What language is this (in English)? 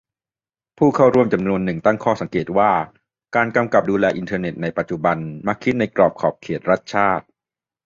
Thai